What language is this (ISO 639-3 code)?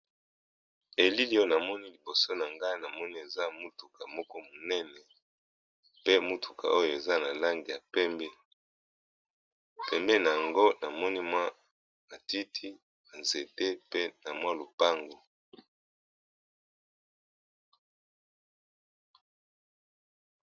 lin